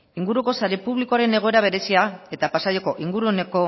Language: Basque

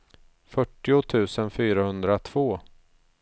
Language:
Swedish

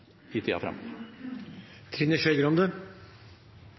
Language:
Norwegian Nynorsk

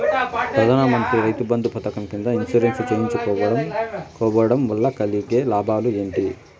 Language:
Telugu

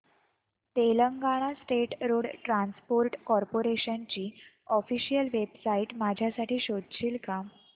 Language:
Marathi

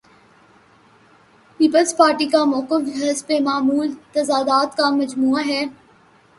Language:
Urdu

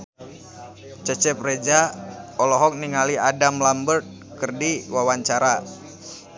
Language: Sundanese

